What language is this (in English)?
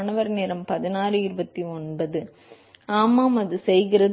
Tamil